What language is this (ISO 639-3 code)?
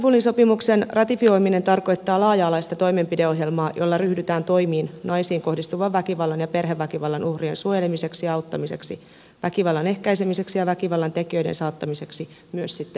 fin